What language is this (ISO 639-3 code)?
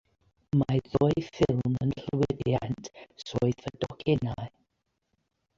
cym